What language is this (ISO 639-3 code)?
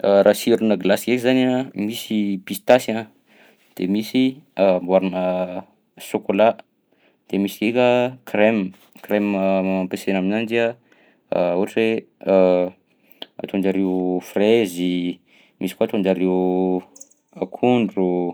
bzc